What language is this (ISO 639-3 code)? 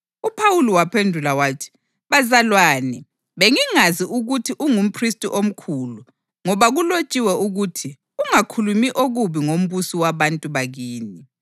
nde